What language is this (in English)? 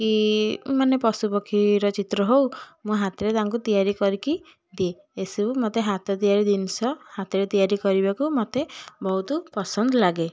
Odia